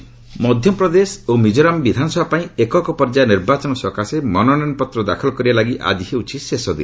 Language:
Odia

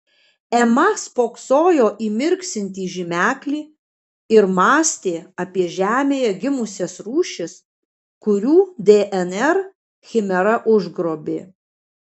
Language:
Lithuanian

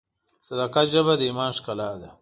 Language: Pashto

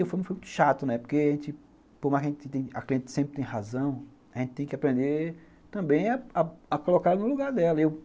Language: Portuguese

